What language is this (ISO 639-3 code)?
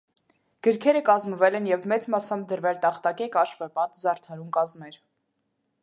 hye